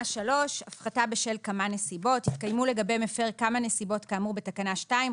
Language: Hebrew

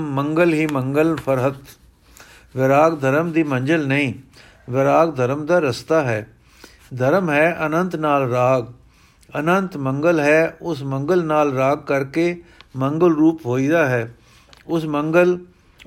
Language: Punjabi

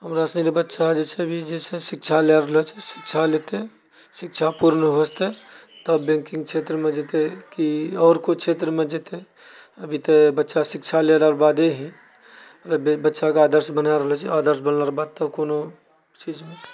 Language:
Maithili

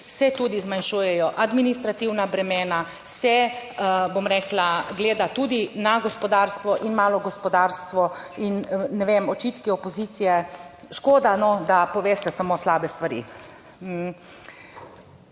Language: Slovenian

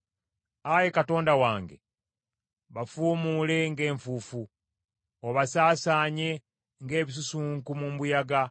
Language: Ganda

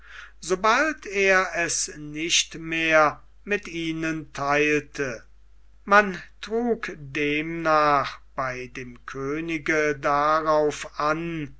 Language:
German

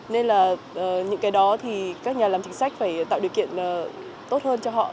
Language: Vietnamese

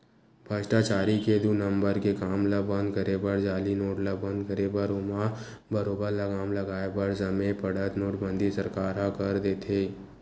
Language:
Chhattisgarhi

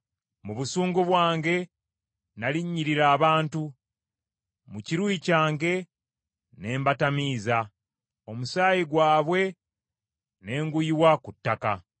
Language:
Ganda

